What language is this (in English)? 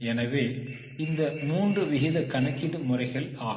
Tamil